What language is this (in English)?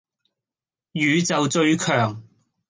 Cantonese